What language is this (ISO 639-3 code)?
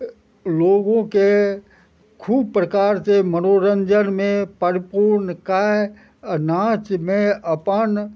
mai